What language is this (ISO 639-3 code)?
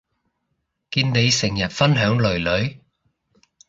yue